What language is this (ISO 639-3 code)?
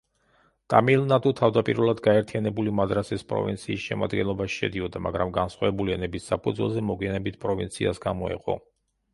kat